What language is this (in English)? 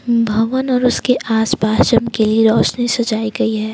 Hindi